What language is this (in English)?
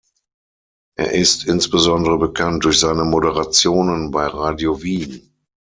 German